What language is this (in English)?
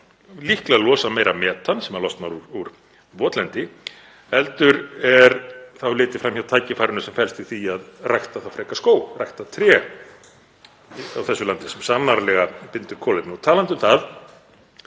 Icelandic